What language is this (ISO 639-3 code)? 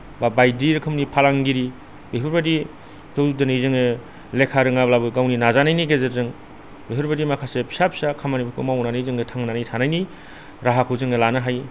brx